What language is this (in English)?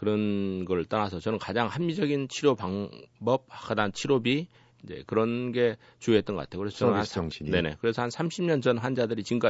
Korean